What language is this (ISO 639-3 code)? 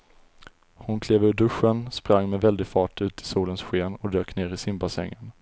swe